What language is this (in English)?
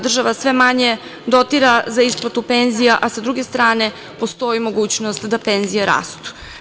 Serbian